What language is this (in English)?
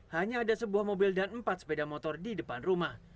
Indonesian